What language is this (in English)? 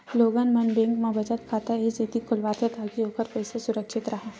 Chhattisgarhi